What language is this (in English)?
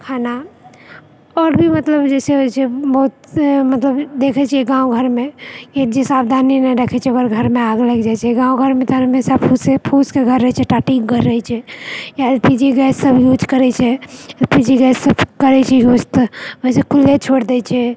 Maithili